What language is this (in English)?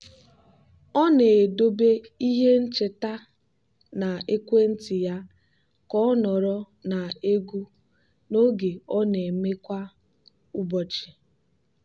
Igbo